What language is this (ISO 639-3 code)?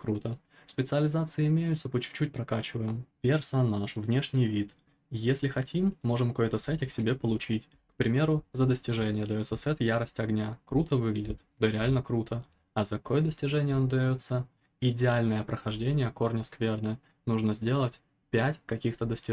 rus